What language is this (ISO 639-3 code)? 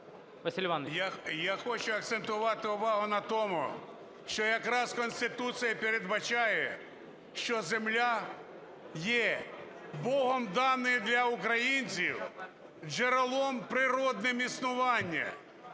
ukr